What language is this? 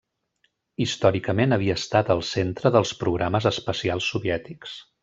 Catalan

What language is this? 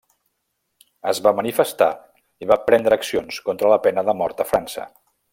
Catalan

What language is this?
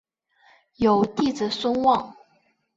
Chinese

